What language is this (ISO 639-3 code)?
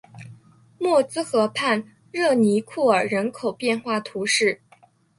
zho